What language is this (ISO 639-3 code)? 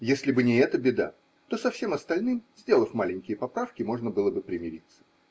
rus